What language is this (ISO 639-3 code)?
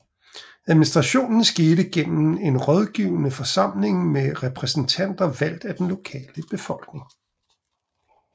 dan